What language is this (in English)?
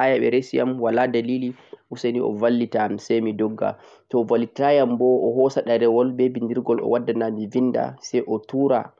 Central-Eastern Niger Fulfulde